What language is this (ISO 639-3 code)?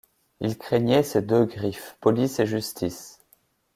fra